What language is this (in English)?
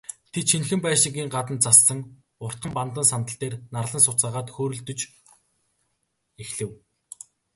Mongolian